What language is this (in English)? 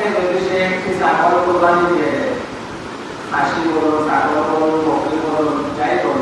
Indonesian